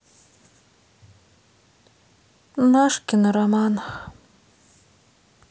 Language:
Russian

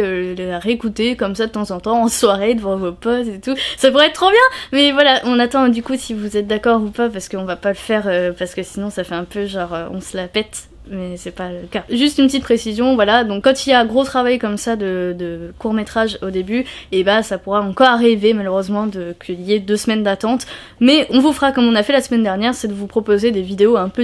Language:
French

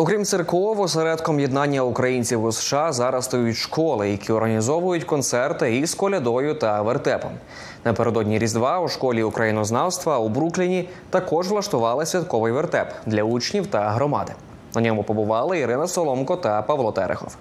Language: Ukrainian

